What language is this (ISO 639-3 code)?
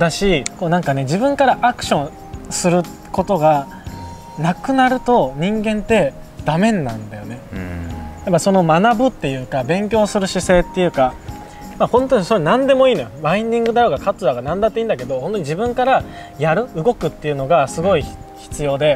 jpn